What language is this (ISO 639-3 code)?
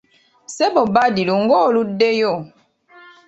lug